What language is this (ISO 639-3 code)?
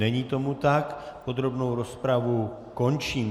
ces